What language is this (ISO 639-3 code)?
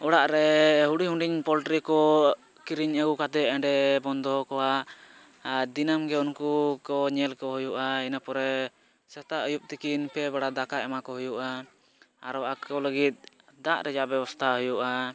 sat